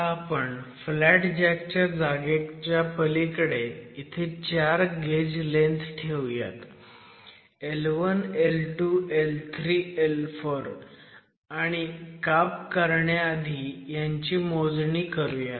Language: Marathi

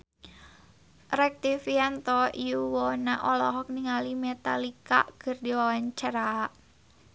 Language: Sundanese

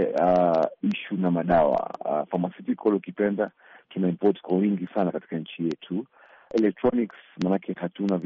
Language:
Swahili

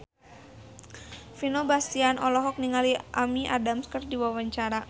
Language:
Sundanese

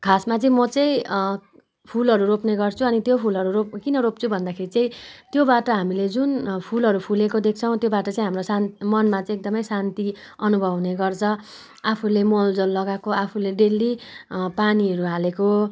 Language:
Nepali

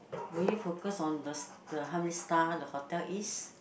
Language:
English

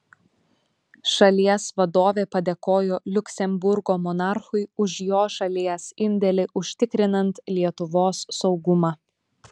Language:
Lithuanian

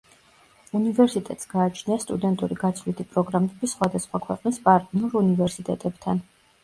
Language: Georgian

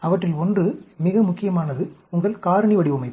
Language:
Tamil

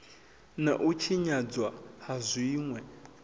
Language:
Venda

